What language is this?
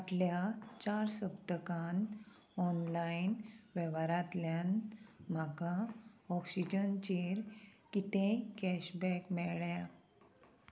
Konkani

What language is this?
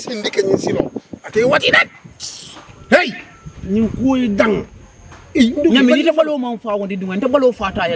Indonesian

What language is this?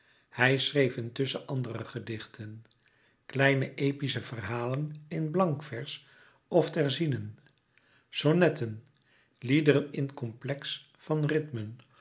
Dutch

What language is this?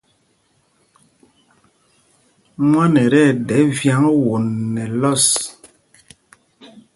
Mpumpong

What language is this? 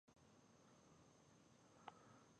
Pashto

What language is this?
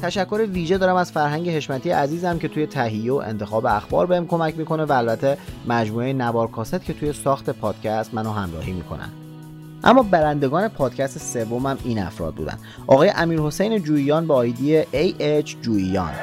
Persian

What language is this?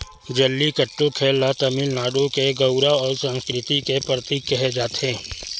Chhattisgarhi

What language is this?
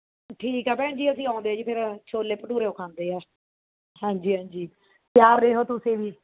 Punjabi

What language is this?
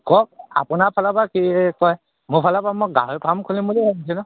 Assamese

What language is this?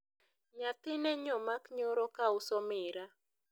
Luo (Kenya and Tanzania)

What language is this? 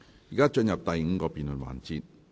Cantonese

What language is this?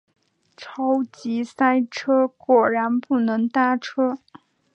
Chinese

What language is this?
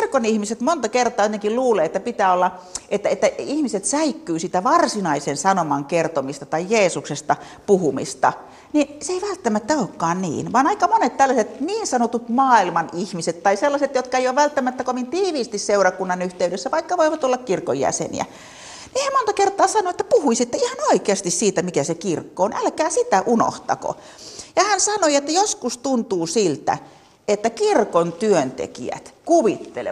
Finnish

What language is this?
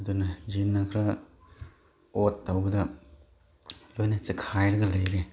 Manipuri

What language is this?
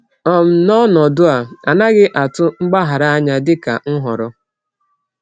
Igbo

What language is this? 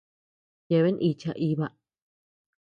Tepeuxila Cuicatec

